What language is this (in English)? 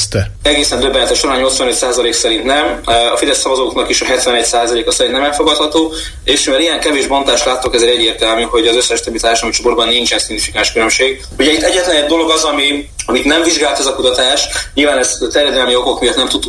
Hungarian